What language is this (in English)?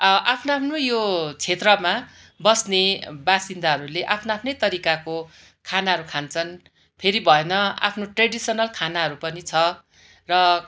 Nepali